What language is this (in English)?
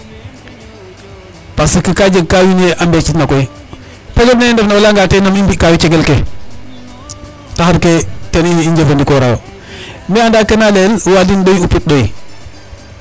Serer